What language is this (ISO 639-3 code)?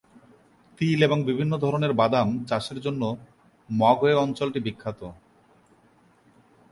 ben